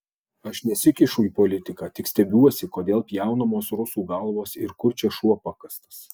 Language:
Lithuanian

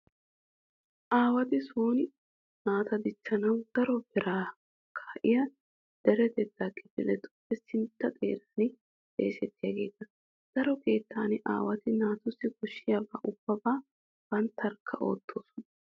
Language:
Wolaytta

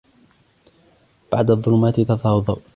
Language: Arabic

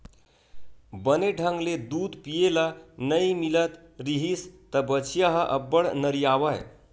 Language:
Chhattisgarhi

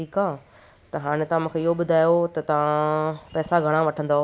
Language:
Sindhi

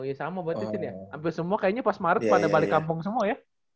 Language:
Indonesian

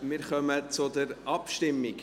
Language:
Swiss German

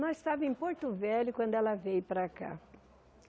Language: Portuguese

